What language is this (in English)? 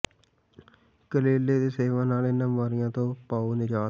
Punjabi